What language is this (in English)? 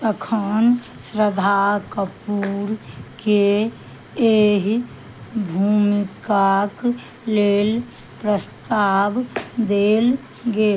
Maithili